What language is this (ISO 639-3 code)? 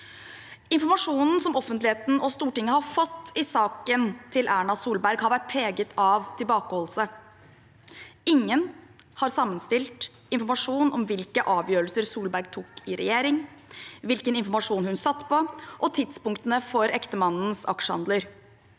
nor